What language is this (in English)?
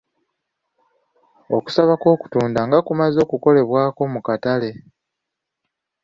Ganda